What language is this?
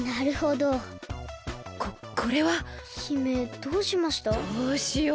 Japanese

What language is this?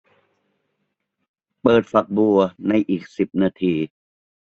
Thai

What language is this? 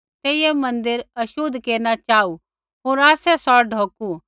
Kullu Pahari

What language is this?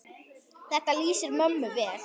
Icelandic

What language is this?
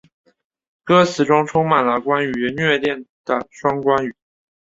Chinese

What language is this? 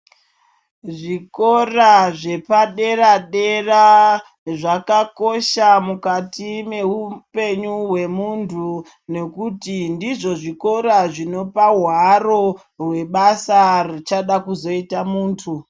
Ndau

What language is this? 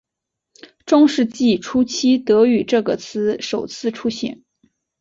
Chinese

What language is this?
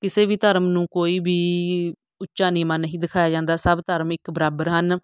Punjabi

